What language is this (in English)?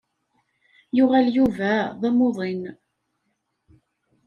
Kabyle